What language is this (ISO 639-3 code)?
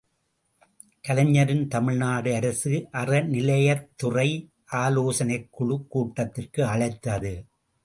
tam